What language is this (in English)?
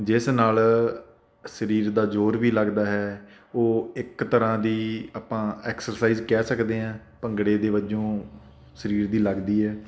Punjabi